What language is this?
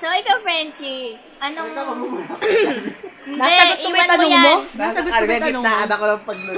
Filipino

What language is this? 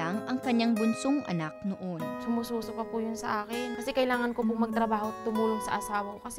Filipino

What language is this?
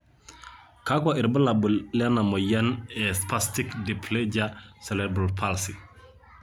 Masai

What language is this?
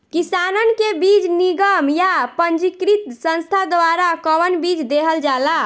Bhojpuri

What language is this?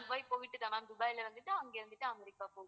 Tamil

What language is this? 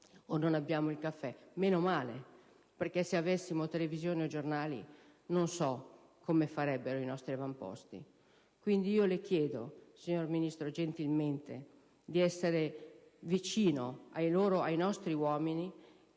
Italian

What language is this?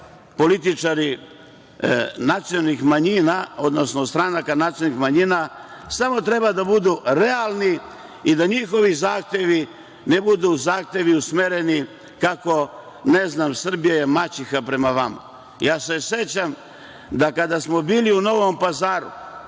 Serbian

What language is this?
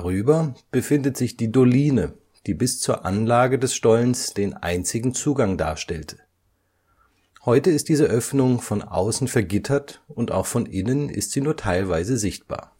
German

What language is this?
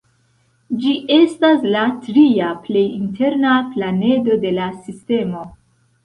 Esperanto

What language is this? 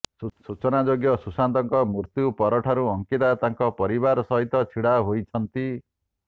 Odia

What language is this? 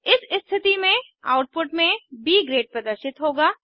Hindi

